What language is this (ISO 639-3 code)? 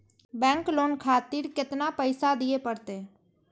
mai